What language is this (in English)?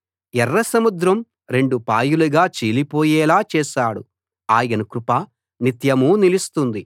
Telugu